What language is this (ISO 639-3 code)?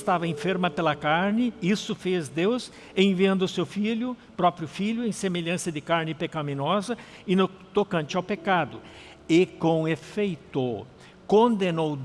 por